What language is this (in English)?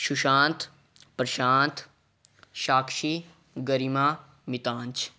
Punjabi